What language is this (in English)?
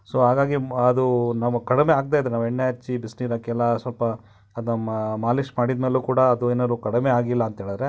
Kannada